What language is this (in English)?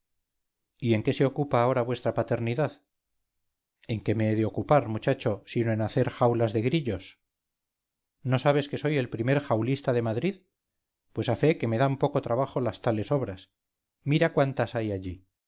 Spanish